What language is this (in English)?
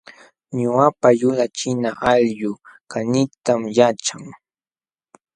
Jauja Wanca Quechua